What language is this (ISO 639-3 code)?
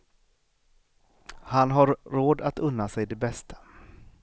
swe